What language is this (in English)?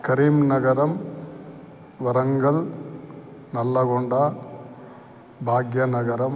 Sanskrit